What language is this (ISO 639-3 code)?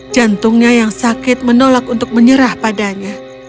ind